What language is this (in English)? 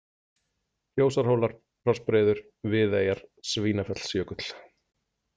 Icelandic